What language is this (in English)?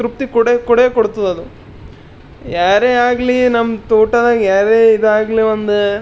Kannada